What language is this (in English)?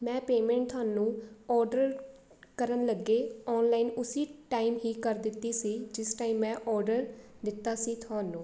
Punjabi